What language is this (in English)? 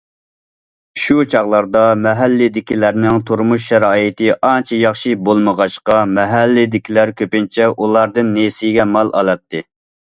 Uyghur